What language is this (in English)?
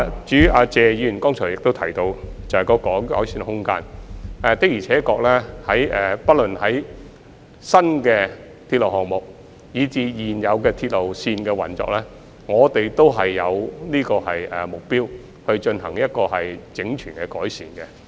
Cantonese